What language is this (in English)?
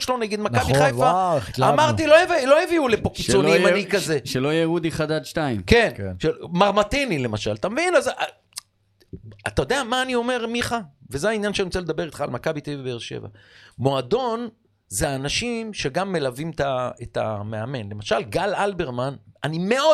Hebrew